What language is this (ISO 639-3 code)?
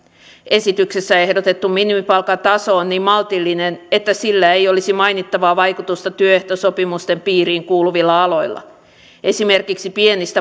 fin